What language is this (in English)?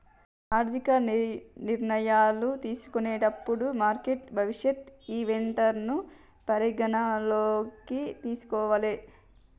Telugu